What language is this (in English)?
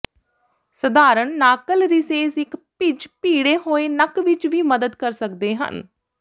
Punjabi